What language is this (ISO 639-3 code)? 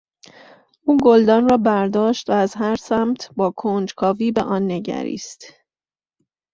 fas